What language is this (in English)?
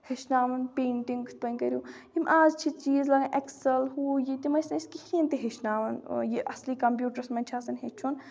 Kashmiri